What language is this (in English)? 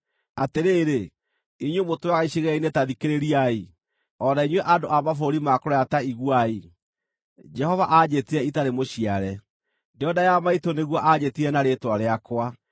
Kikuyu